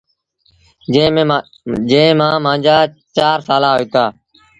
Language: Sindhi Bhil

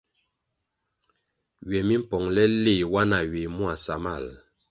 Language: Kwasio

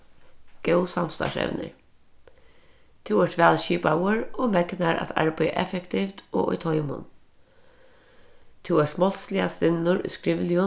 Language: Faroese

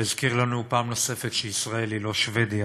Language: Hebrew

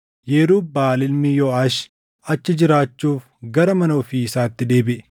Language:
Oromo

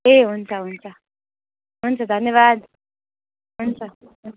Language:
Nepali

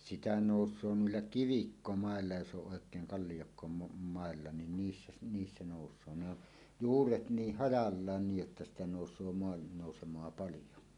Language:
Finnish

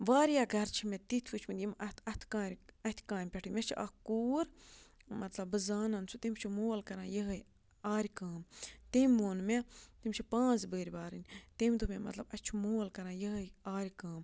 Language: Kashmiri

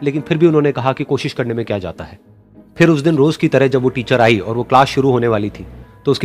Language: Hindi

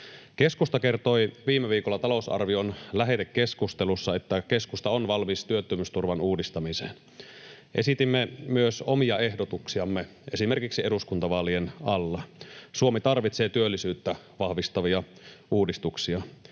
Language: Finnish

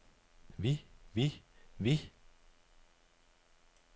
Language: Danish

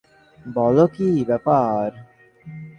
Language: Bangla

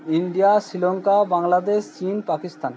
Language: Bangla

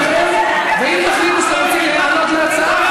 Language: Hebrew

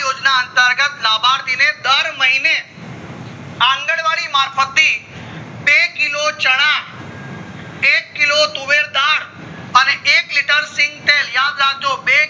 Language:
Gujarati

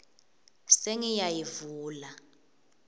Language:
Swati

